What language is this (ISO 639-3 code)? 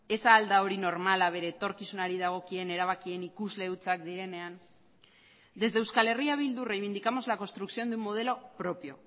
eus